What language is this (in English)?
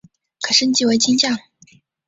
Chinese